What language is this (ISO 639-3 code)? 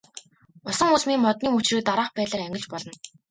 mon